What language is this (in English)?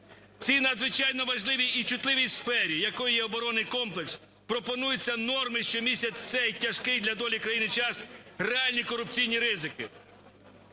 Ukrainian